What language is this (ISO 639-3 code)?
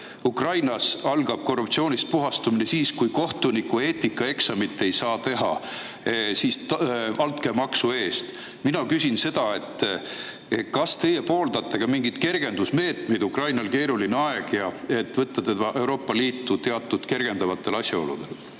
est